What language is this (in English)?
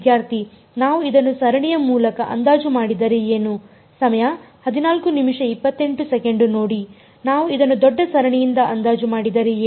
Kannada